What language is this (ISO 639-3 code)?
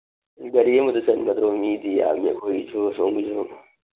mni